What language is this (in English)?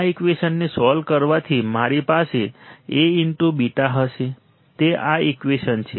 Gujarati